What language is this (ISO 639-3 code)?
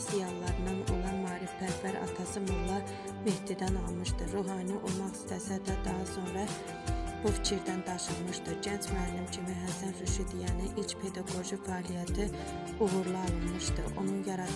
tur